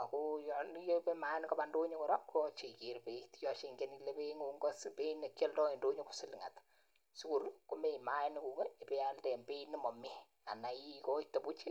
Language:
Kalenjin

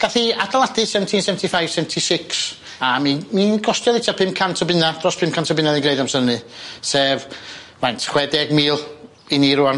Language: Welsh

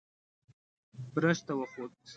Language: Pashto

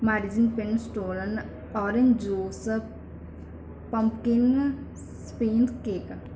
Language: Punjabi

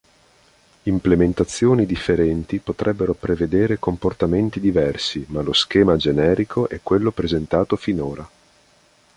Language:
Italian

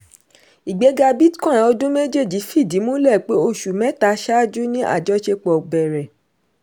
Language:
Yoruba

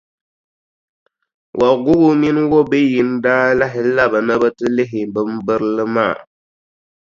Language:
Dagbani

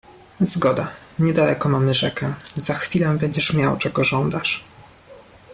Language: Polish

